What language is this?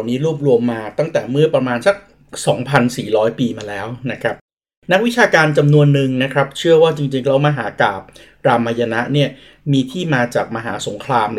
Thai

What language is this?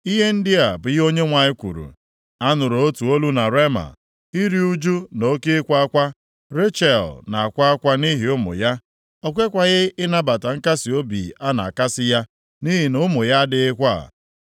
Igbo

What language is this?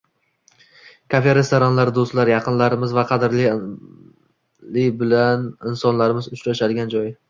Uzbek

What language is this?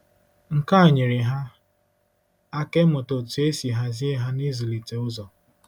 Igbo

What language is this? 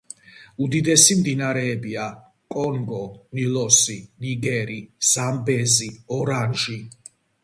Georgian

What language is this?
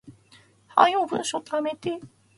Japanese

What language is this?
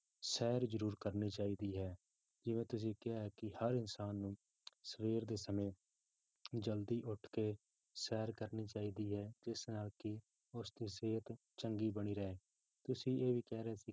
Punjabi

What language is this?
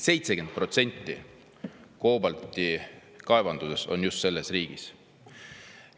Estonian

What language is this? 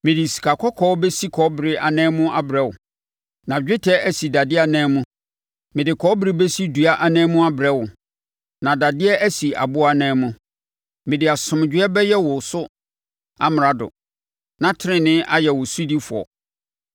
Akan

